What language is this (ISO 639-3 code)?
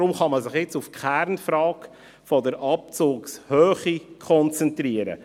gsw